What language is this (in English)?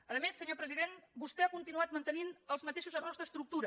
Catalan